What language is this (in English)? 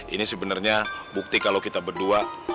Indonesian